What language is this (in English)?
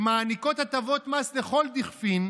Hebrew